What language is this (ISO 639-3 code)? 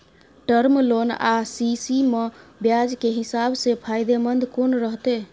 mai